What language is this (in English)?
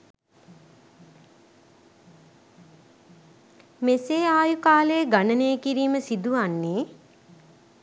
Sinhala